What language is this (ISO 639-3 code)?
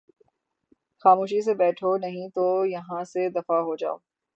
urd